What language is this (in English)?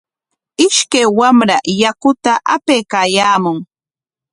Corongo Ancash Quechua